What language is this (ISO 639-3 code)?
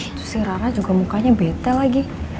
ind